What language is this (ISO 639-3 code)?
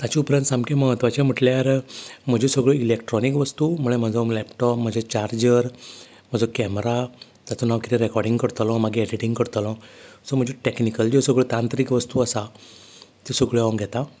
kok